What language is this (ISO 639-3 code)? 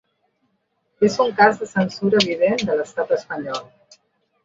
cat